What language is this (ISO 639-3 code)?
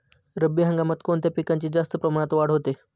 mar